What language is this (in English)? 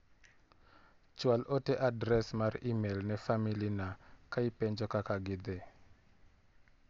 Luo (Kenya and Tanzania)